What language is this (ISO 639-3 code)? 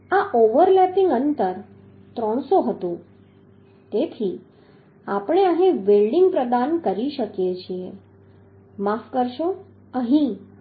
guj